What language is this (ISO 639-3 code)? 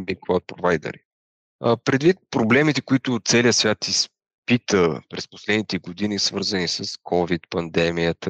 bul